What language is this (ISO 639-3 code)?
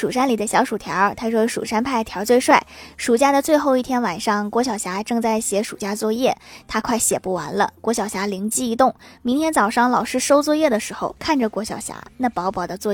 zho